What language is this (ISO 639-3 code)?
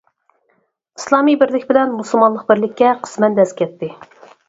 uig